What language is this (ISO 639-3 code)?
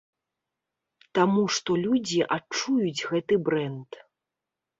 bel